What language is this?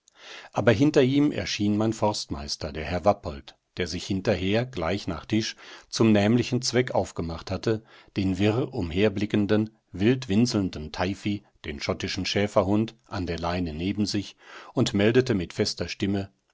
German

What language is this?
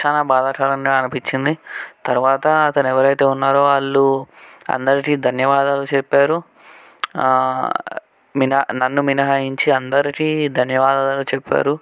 Telugu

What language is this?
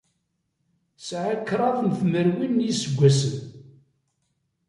Kabyle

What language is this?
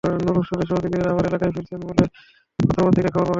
Bangla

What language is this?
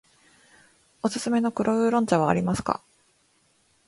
Japanese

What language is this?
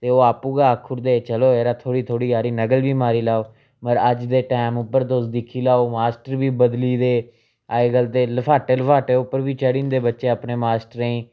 Dogri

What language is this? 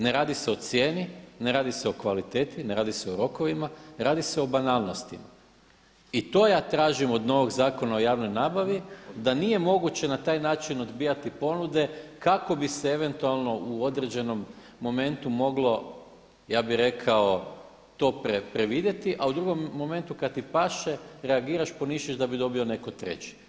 Croatian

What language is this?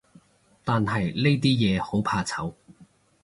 Cantonese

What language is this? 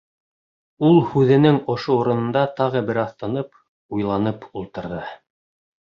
Bashkir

